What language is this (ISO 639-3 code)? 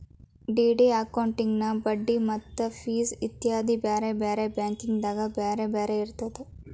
kan